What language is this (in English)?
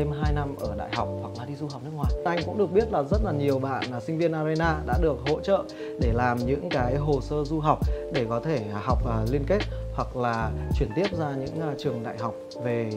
Vietnamese